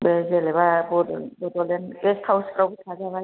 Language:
Bodo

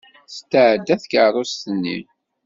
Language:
Kabyle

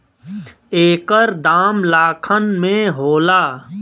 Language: Bhojpuri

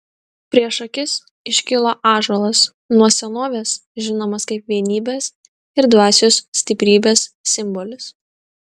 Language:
Lithuanian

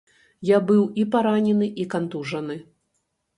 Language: Belarusian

